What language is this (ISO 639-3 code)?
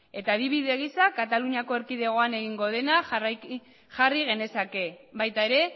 eus